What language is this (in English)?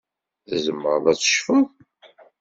Kabyle